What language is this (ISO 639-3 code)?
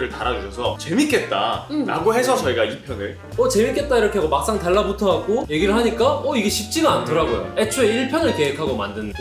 kor